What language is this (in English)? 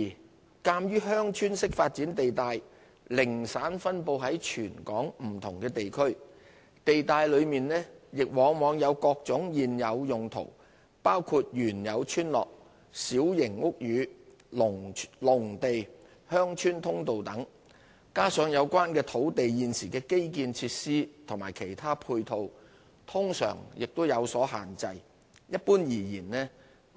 Cantonese